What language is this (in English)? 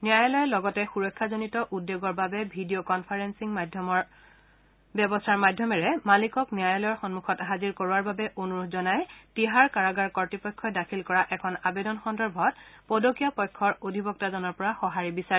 Assamese